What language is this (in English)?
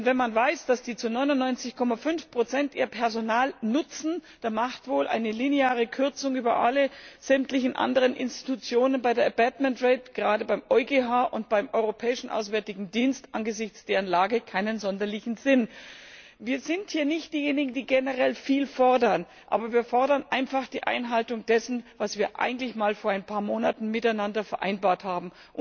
German